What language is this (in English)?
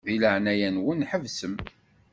Kabyle